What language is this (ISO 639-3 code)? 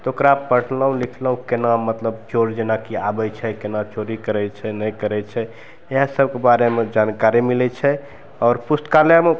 mai